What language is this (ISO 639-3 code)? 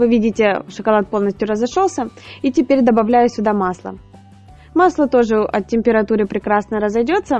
rus